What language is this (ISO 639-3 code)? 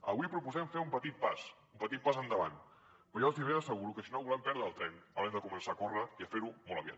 cat